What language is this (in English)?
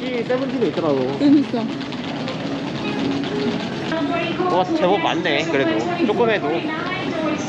Korean